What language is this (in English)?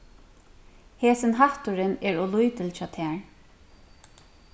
Faroese